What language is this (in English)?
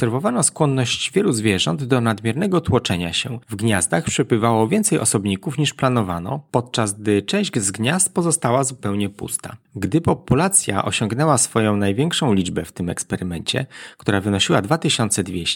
Polish